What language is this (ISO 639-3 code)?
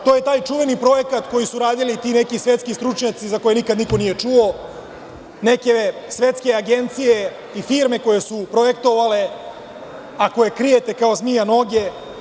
srp